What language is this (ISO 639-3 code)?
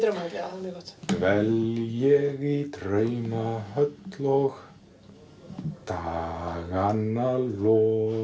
isl